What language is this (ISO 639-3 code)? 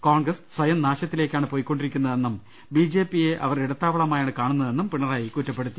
mal